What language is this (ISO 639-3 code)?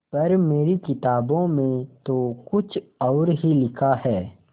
hin